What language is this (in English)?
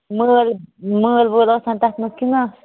Kashmiri